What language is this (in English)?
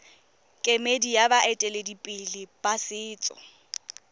Tswana